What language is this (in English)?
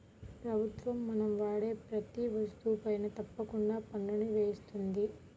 Telugu